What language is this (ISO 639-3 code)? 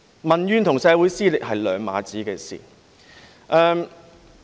yue